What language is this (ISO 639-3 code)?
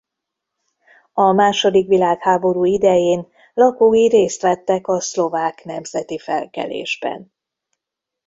hun